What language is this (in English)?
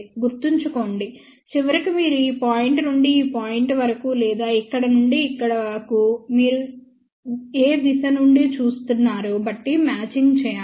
Telugu